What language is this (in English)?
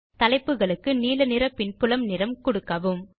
Tamil